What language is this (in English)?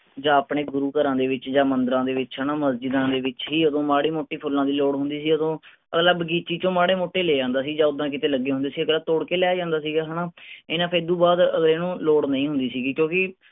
Punjabi